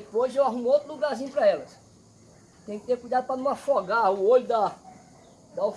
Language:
Portuguese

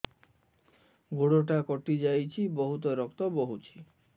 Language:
Odia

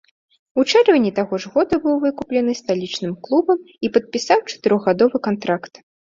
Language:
Belarusian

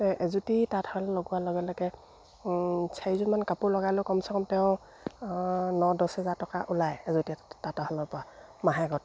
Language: Assamese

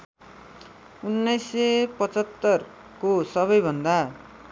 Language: Nepali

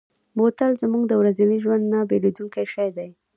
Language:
Pashto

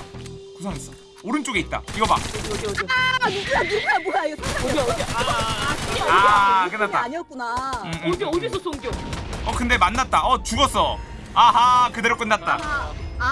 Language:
Korean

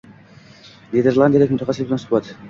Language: Uzbek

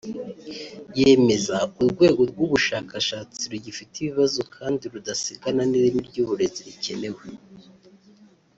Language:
Kinyarwanda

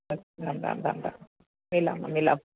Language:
Sanskrit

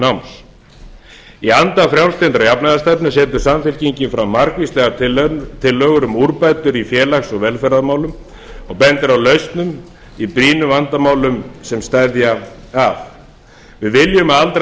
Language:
Icelandic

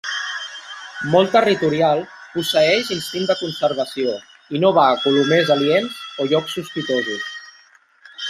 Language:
Catalan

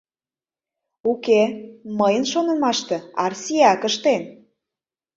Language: Mari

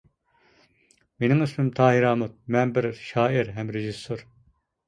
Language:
Uyghur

